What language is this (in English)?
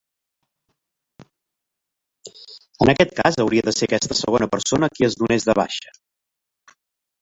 Catalan